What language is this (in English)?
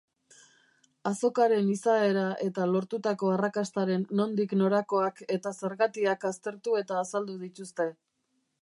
Basque